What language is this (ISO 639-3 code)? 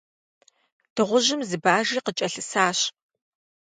kbd